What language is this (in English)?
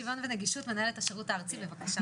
Hebrew